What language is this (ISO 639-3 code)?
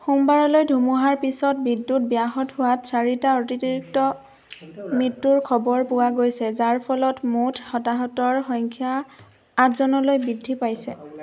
asm